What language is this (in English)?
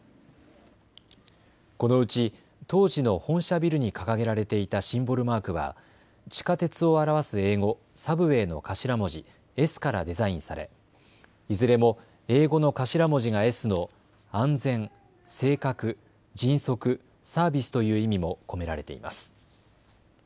Japanese